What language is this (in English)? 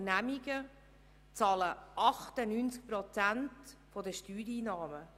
Swiss German